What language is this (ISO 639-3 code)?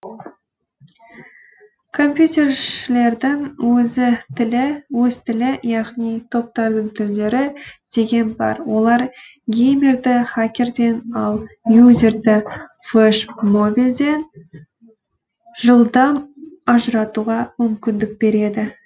kaz